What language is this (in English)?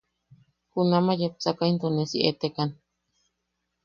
Yaqui